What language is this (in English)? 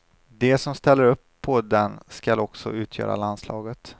Swedish